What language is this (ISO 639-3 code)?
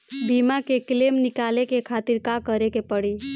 bho